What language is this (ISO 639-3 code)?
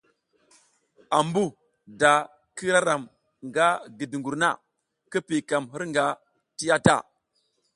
giz